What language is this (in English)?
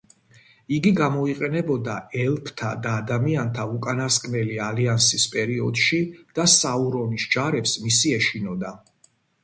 Georgian